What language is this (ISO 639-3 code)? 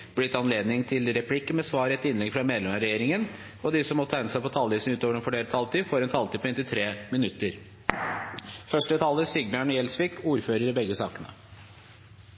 nob